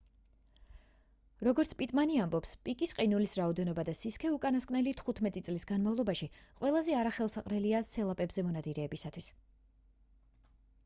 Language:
Georgian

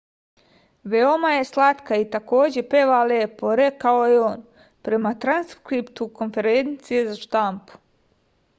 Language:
Serbian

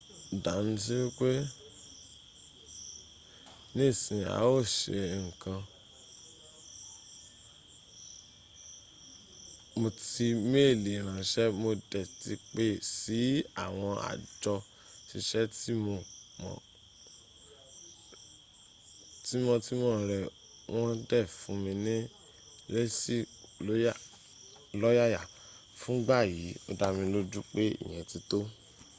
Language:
Yoruba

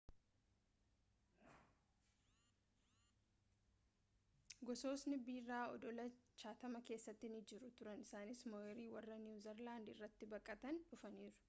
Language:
Oromo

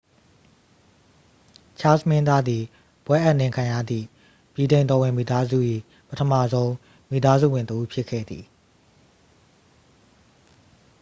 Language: Burmese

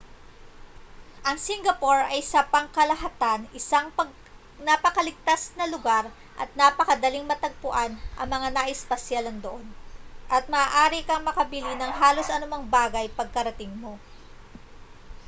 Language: Filipino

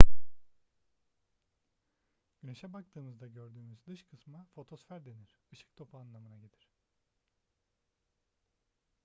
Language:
Turkish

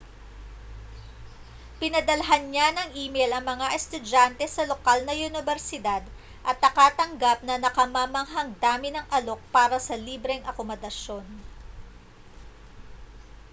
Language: Filipino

